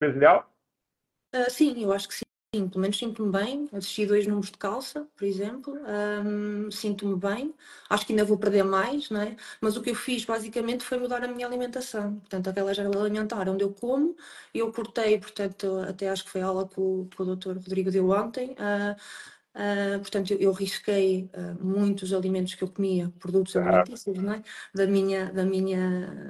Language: Portuguese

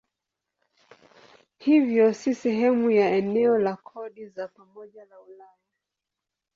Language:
Swahili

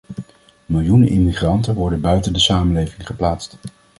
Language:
Dutch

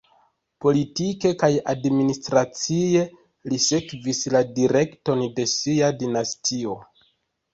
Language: Esperanto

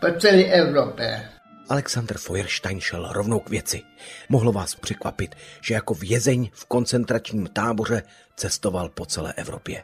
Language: Czech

